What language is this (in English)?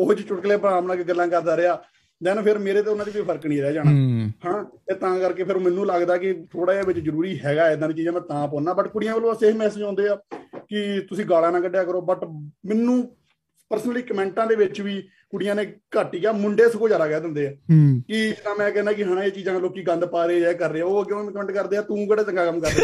Punjabi